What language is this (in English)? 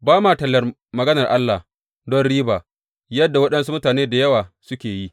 Hausa